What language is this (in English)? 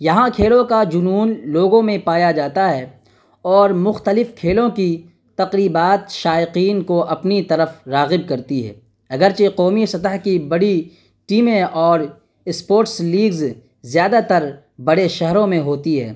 Urdu